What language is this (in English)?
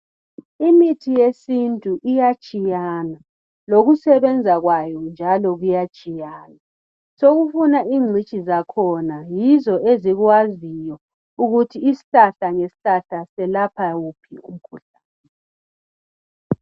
North Ndebele